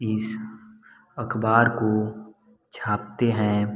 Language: Hindi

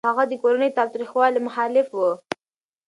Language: Pashto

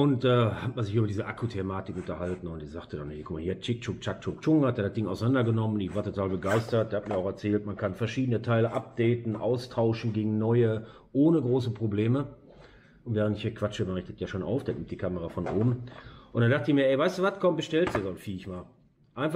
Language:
German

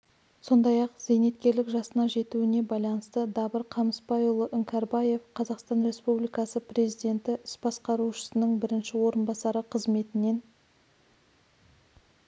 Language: Kazakh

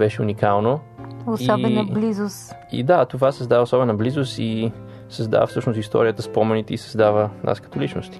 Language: Bulgarian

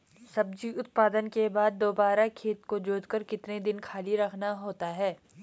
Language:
Hindi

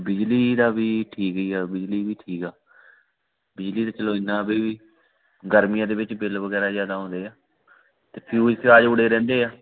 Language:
Punjabi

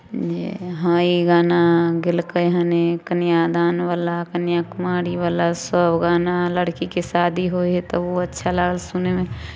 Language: Maithili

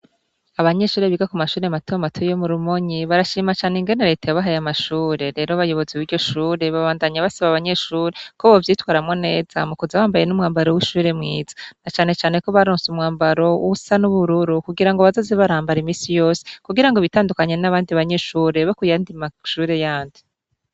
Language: Rundi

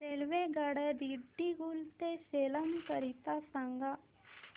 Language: Marathi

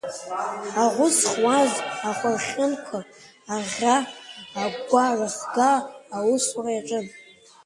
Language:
Abkhazian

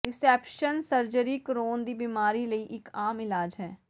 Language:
Punjabi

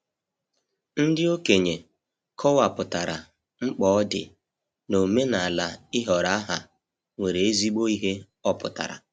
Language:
Igbo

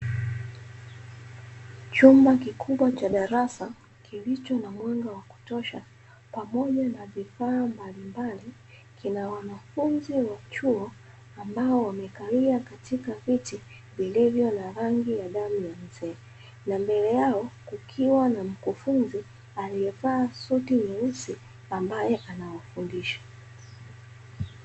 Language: Swahili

